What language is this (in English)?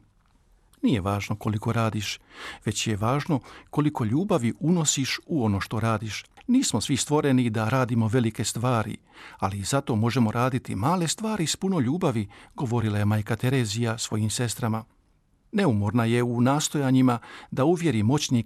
Croatian